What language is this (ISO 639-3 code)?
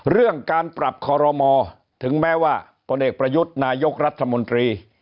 tha